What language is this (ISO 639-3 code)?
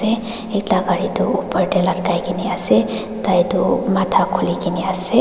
nag